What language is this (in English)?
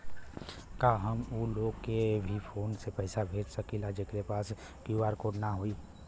Bhojpuri